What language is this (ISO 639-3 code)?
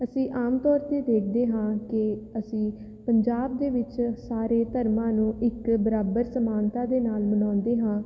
pan